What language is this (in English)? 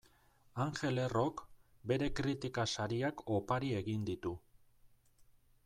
Basque